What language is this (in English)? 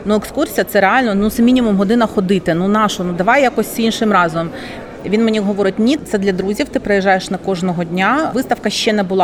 Ukrainian